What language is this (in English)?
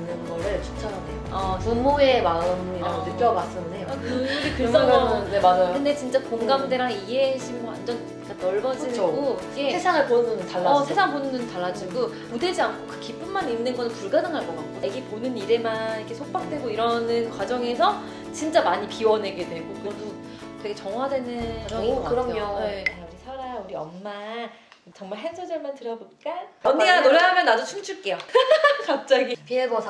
Korean